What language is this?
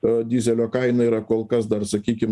Lithuanian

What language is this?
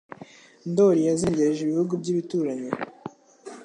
Kinyarwanda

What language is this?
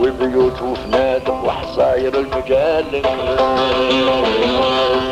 Arabic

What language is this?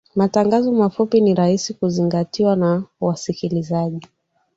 Swahili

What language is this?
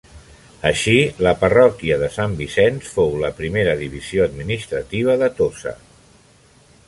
Catalan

